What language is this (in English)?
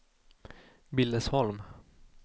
Swedish